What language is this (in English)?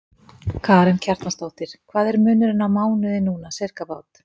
Icelandic